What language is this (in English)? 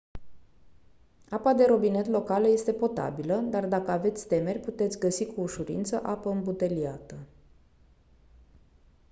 Romanian